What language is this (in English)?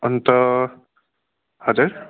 Nepali